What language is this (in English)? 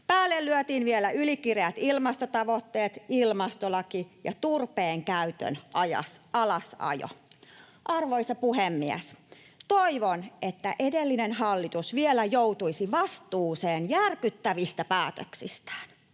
Finnish